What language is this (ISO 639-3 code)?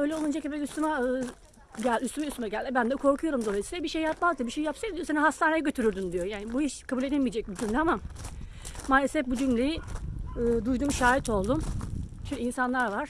tur